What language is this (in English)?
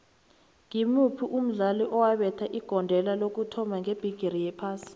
South Ndebele